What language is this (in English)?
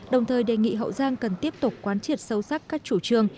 Vietnamese